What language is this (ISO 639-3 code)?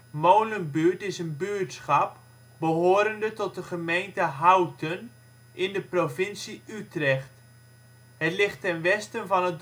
nld